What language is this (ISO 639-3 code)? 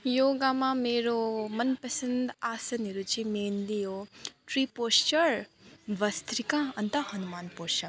nep